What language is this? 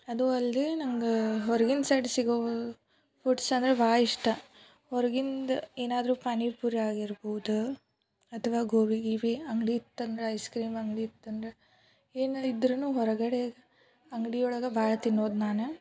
Kannada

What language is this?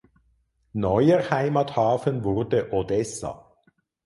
German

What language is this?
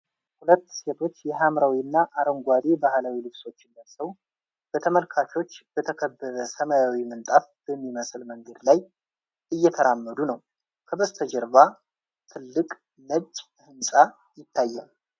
Amharic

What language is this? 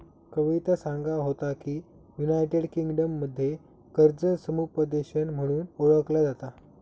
Marathi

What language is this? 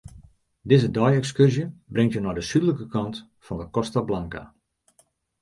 Western Frisian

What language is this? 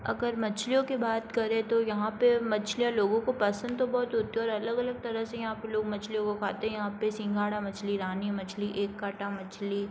Hindi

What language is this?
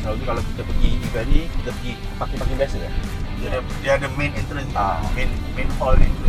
Malay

